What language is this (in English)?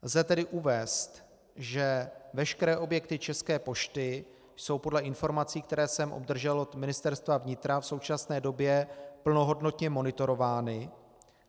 Czech